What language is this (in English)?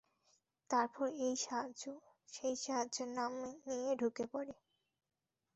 Bangla